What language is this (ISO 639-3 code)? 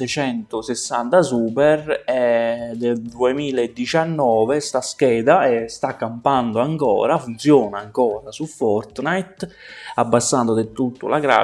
ita